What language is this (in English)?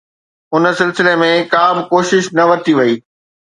Sindhi